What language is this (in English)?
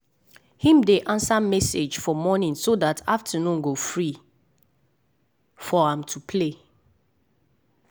Nigerian Pidgin